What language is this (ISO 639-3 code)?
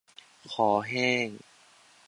tha